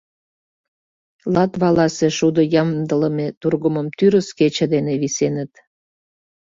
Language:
Mari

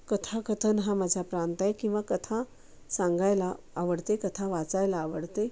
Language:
Marathi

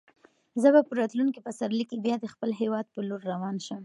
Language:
Pashto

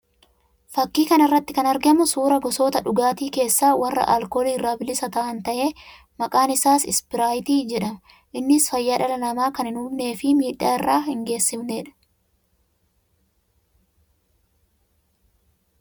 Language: Oromo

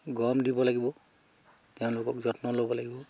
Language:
Assamese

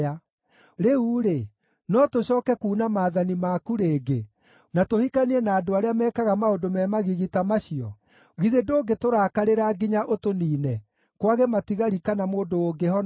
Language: Kikuyu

